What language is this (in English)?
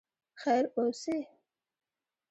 Pashto